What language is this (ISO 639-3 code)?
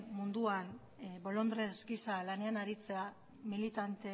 eus